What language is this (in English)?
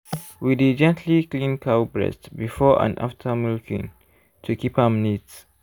Nigerian Pidgin